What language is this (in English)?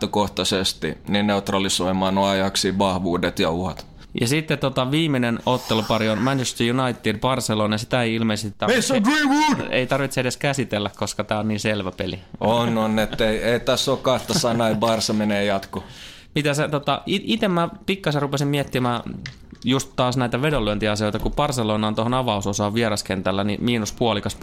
Finnish